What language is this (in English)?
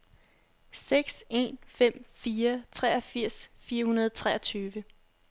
Danish